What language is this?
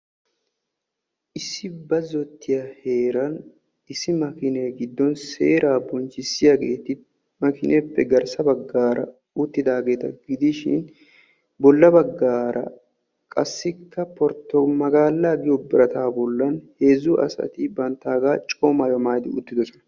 Wolaytta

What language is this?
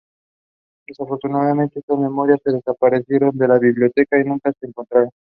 Spanish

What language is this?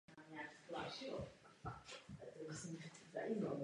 Czech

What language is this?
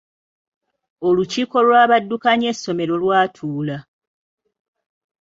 Ganda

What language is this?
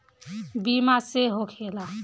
Bhojpuri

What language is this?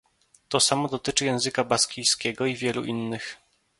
Polish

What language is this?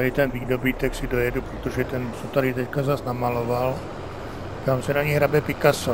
Czech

